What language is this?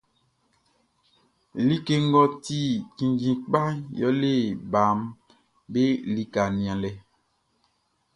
Baoulé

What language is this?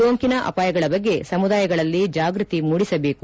Kannada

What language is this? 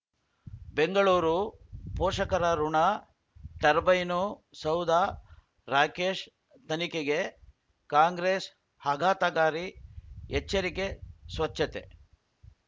Kannada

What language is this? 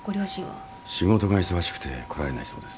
Japanese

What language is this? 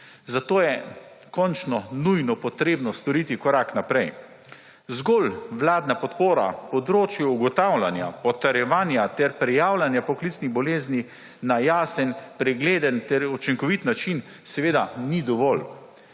Slovenian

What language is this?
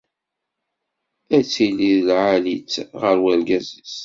Kabyle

